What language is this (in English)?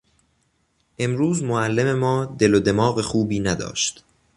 Persian